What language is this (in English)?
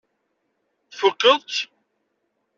Kabyle